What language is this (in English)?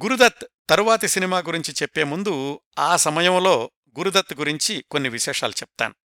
Telugu